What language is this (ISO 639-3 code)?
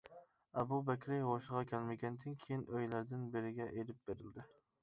uig